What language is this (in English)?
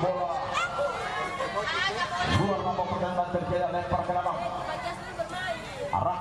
Indonesian